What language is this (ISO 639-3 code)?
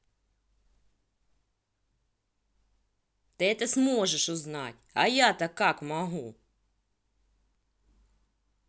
rus